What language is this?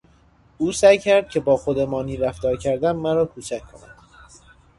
Persian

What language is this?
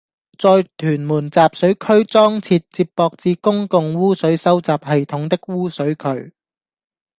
Cantonese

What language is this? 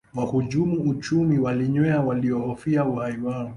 Swahili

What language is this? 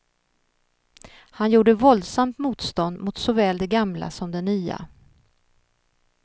Swedish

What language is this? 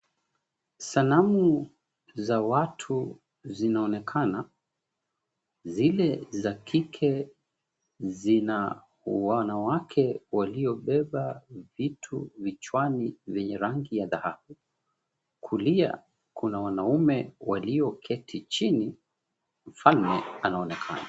Swahili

